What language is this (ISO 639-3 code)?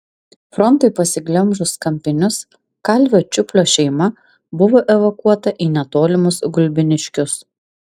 lit